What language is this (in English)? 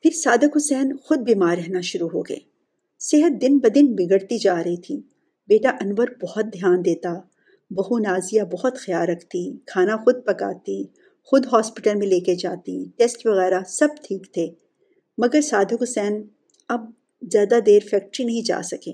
Urdu